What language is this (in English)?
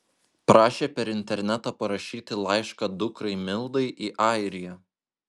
Lithuanian